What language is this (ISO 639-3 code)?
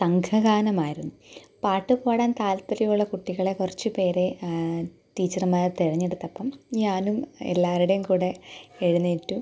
mal